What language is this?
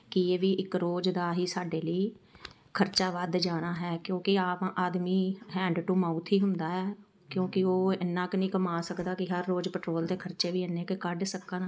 Punjabi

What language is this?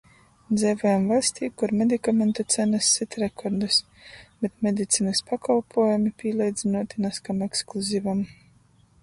Latgalian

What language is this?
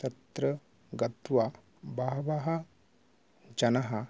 Sanskrit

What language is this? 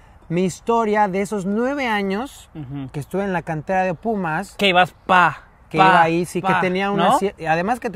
Spanish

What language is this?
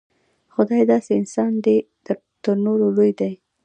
Pashto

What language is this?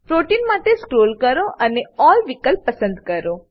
Gujarati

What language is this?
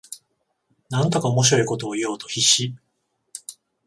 Japanese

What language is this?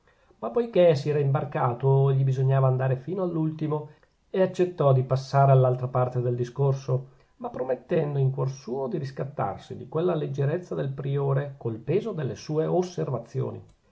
Italian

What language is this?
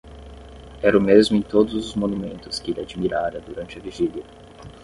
Portuguese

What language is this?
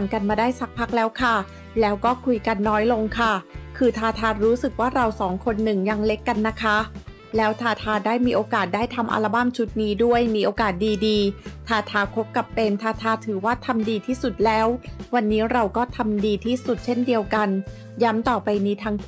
Thai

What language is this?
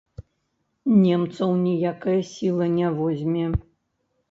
Belarusian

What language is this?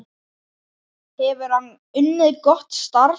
Icelandic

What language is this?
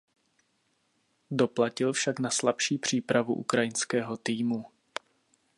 Czech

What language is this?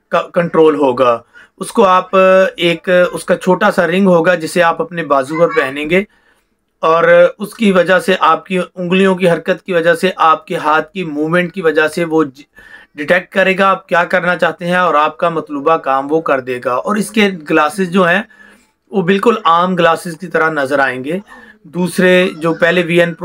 Hindi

